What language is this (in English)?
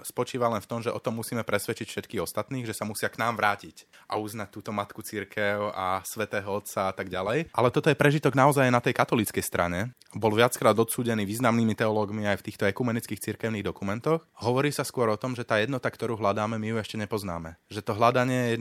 Slovak